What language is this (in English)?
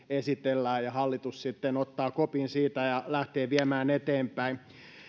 Finnish